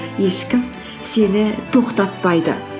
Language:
Kazakh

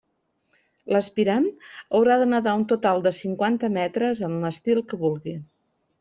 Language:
Catalan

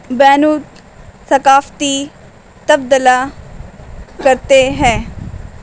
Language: Urdu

